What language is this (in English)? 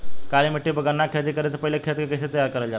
Bhojpuri